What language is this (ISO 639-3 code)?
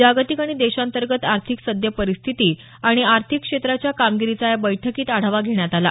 mar